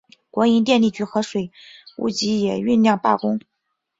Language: Chinese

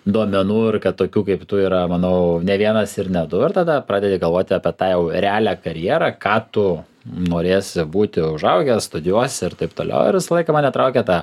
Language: Lithuanian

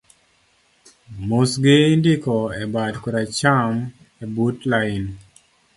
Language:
Luo (Kenya and Tanzania)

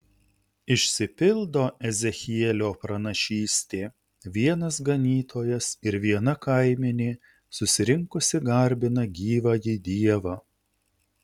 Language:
Lithuanian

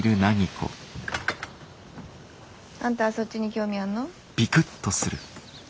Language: Japanese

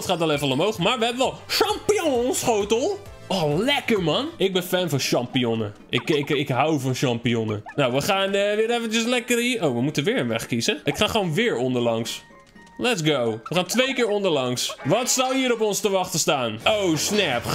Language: Dutch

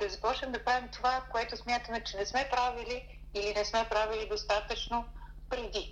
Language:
Bulgarian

